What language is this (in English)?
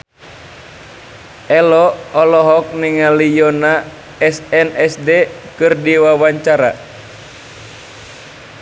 Sundanese